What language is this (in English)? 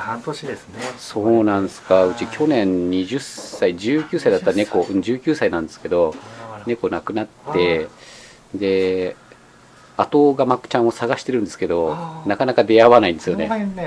Japanese